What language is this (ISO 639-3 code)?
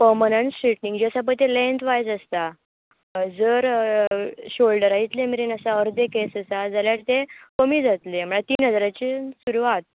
kok